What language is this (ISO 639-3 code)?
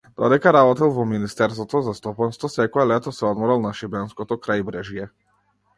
mkd